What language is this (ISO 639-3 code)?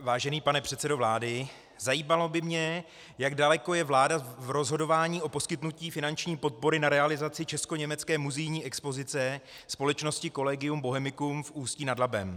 ces